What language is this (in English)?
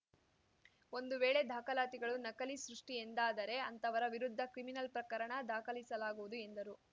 Kannada